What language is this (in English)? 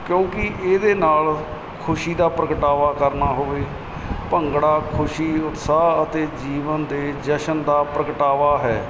Punjabi